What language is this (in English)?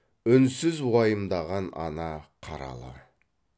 Kazakh